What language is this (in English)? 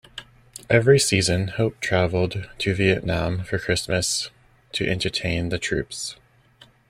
English